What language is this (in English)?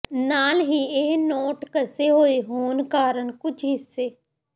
Punjabi